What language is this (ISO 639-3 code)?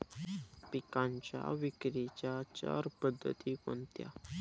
mar